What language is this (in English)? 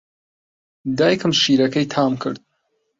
Central Kurdish